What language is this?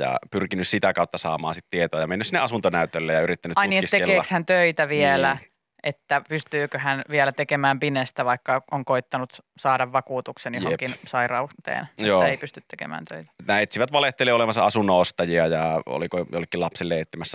Finnish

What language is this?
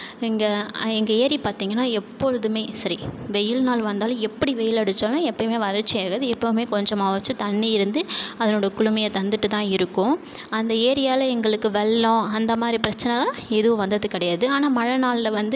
Tamil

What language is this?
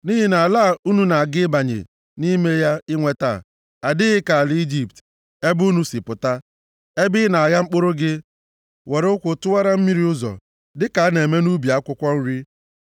Igbo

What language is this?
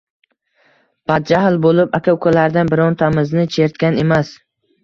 Uzbek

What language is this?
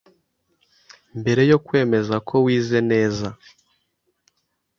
Kinyarwanda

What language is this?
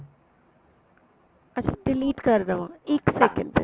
Punjabi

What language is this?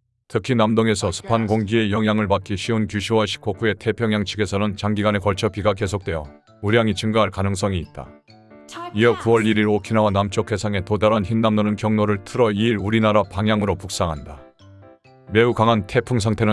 Korean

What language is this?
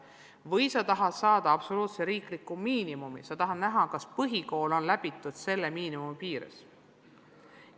Estonian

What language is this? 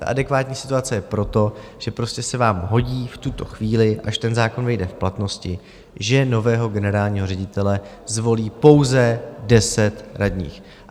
Czech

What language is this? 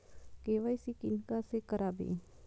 Maithili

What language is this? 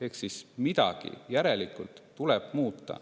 Estonian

